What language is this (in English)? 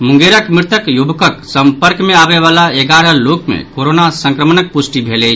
Maithili